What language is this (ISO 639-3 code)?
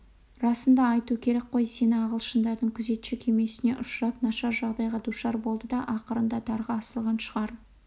kaz